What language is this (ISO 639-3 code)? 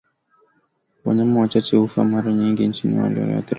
swa